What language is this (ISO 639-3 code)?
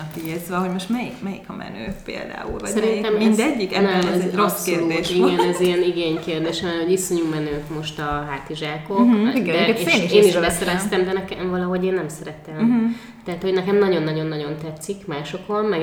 hun